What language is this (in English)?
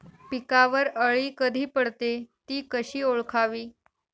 Marathi